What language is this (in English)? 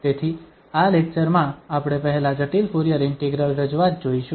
Gujarati